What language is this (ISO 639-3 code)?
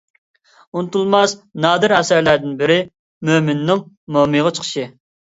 uig